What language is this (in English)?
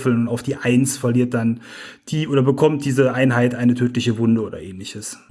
German